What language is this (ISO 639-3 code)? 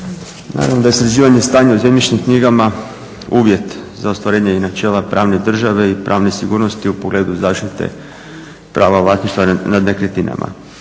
hrv